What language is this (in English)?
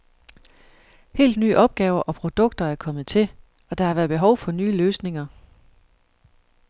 Danish